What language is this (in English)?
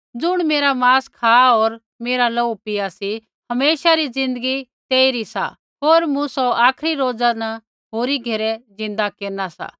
Kullu Pahari